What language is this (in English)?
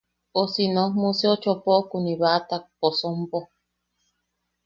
Yaqui